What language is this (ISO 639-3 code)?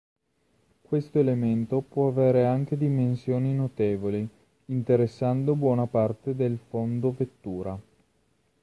ita